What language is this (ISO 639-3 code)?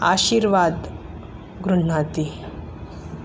san